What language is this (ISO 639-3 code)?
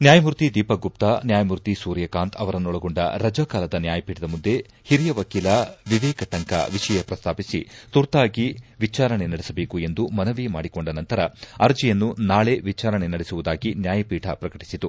kan